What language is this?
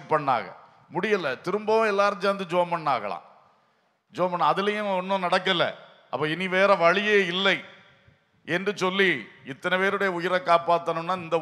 Tamil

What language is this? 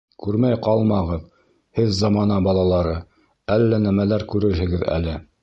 Bashkir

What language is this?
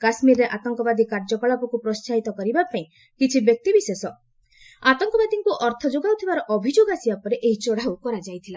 Odia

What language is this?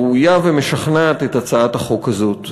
Hebrew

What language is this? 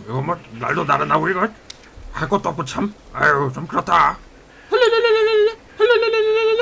Korean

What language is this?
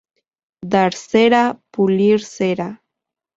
Spanish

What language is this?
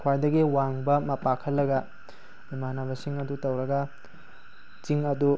Manipuri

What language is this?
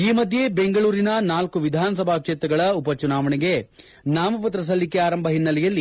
Kannada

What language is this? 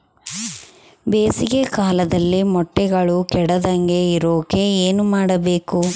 Kannada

